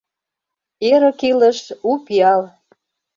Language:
Mari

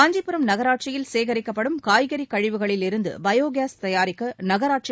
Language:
Tamil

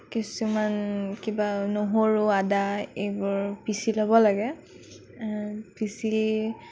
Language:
Assamese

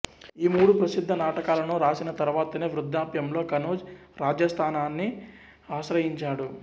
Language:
Telugu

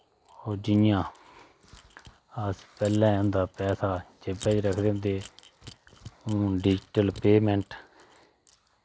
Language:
Dogri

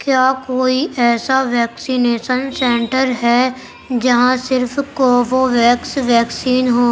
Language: Urdu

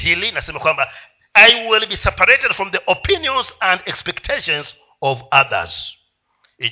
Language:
Swahili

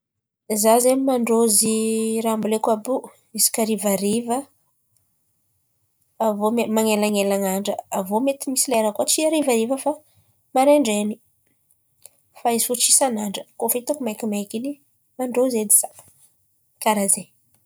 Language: Antankarana Malagasy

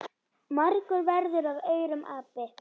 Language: Icelandic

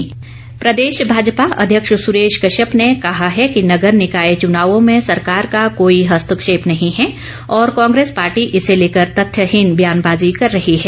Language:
Hindi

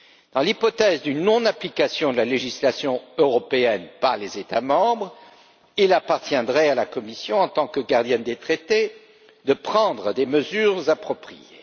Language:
French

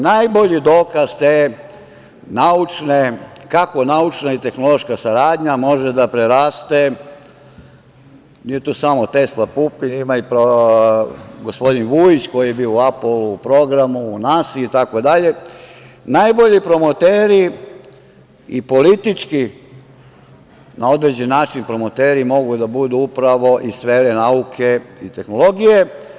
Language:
Serbian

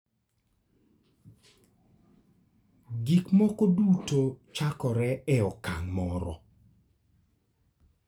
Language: Luo (Kenya and Tanzania)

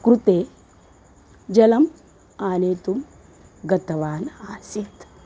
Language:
Sanskrit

